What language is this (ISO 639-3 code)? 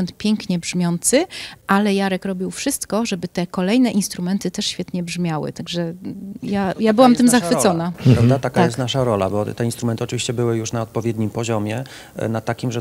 pol